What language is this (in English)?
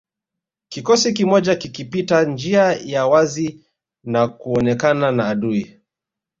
Swahili